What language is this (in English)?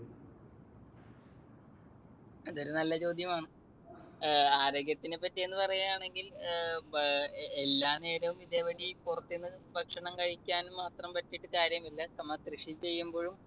Malayalam